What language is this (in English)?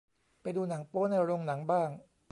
Thai